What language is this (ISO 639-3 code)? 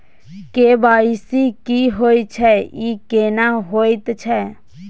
mai